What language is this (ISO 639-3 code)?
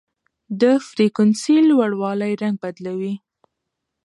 pus